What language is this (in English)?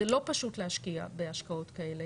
Hebrew